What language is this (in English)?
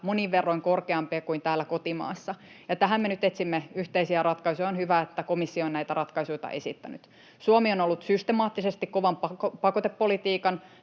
Finnish